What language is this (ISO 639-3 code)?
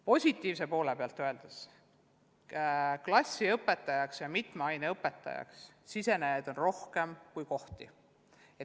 est